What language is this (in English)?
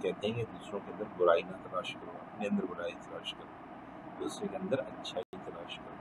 Hindi